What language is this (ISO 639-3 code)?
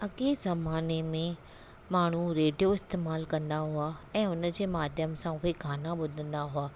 snd